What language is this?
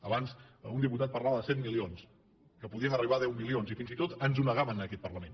Catalan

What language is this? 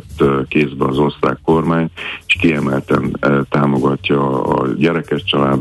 Hungarian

